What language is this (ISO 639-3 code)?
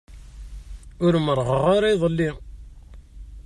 kab